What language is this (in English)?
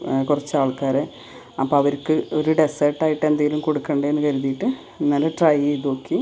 Malayalam